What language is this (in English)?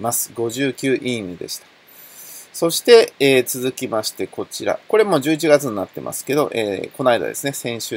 Japanese